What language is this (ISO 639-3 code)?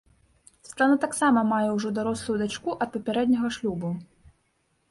bel